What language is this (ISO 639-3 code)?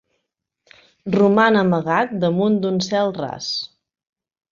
cat